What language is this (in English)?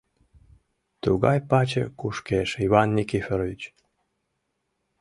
Mari